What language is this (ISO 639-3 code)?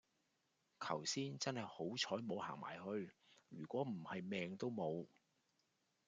yue